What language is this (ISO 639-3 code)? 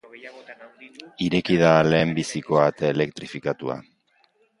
eus